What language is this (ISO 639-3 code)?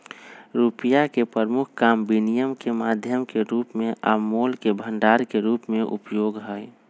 mag